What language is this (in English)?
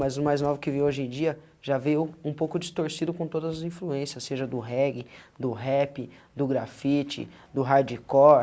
Portuguese